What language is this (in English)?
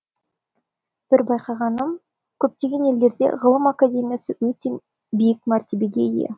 Kazakh